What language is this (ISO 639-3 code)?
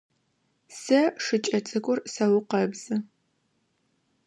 ady